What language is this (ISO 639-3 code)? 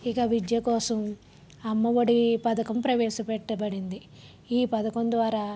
tel